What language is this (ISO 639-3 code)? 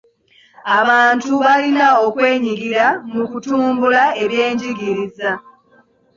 lug